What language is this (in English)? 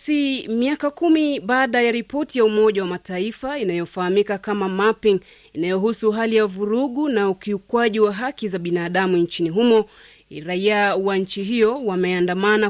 Swahili